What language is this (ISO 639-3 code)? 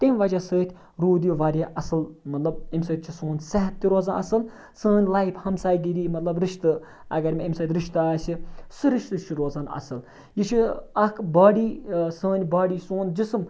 kas